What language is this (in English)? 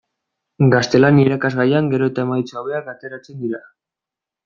Basque